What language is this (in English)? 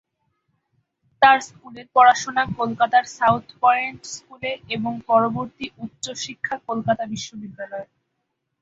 Bangla